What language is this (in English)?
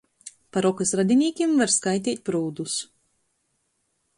Latgalian